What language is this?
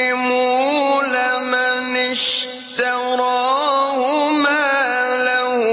Arabic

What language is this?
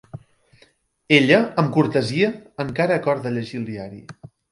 Catalan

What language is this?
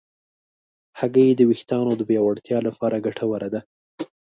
Pashto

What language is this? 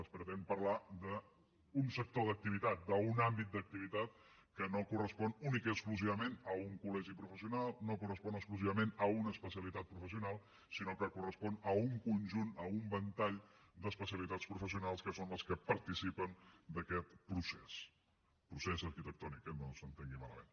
Catalan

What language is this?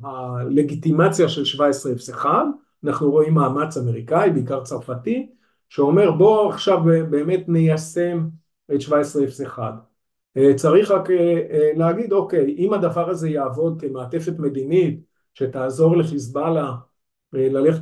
Hebrew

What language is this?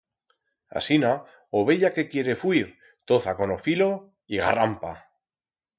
Aragonese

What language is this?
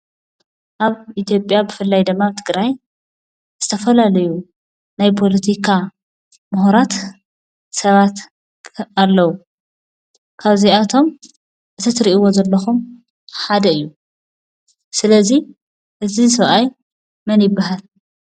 Tigrinya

